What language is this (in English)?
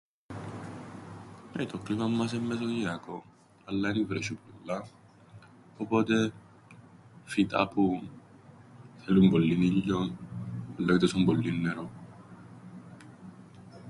Greek